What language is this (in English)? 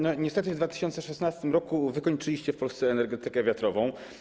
Polish